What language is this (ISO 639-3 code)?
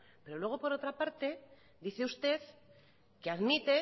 spa